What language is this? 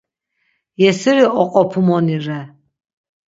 Laz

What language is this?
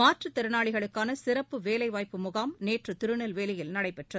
Tamil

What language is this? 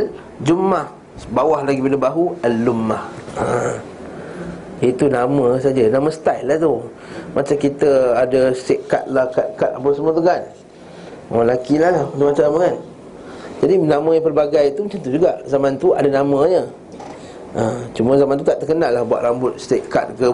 Malay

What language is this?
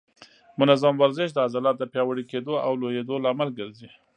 Pashto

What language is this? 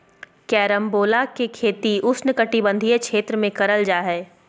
Magahi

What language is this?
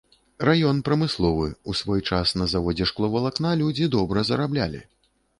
Belarusian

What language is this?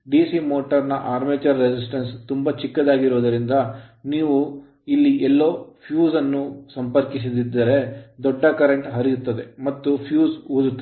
Kannada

